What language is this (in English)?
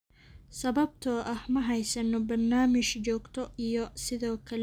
Somali